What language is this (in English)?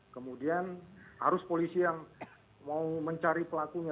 Indonesian